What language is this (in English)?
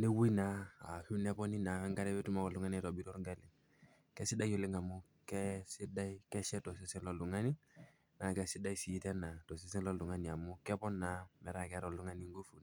Masai